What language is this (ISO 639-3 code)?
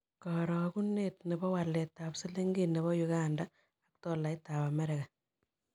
kln